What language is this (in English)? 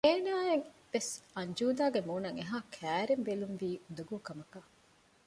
Divehi